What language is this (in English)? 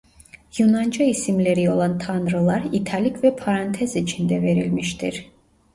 Turkish